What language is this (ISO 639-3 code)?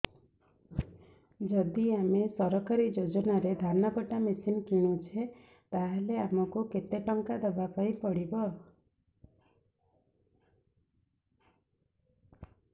ori